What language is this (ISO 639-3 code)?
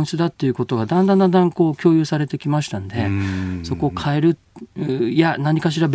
jpn